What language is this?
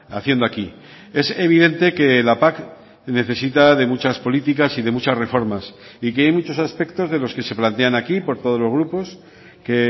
Spanish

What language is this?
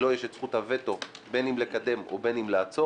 Hebrew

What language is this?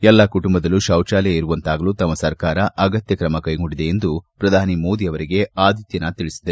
Kannada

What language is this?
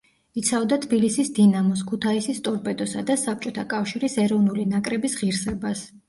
Georgian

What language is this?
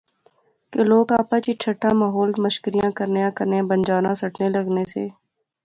Pahari-Potwari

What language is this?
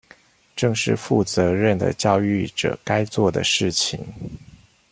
Chinese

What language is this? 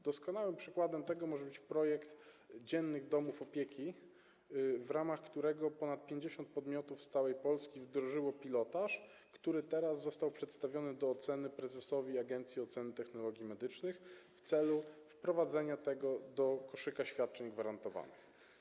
Polish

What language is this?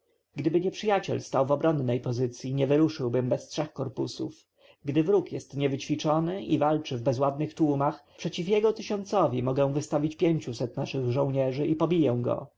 Polish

